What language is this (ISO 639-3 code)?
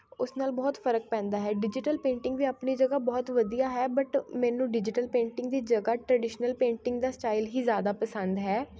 pan